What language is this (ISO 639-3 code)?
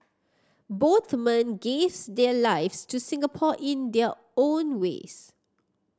eng